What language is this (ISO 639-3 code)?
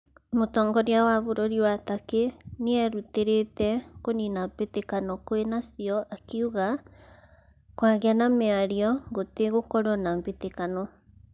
kik